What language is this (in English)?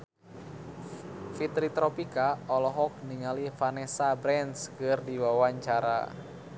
Sundanese